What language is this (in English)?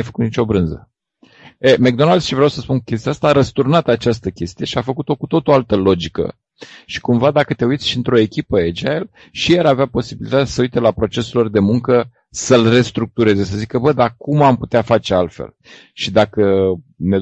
Romanian